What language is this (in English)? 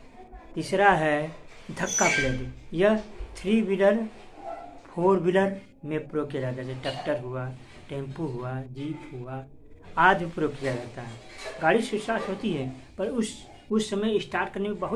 Hindi